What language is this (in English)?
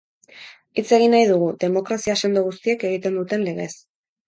Basque